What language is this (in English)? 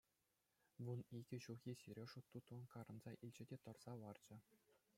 Chuvash